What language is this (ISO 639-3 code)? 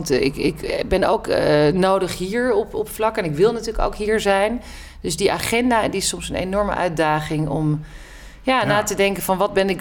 nld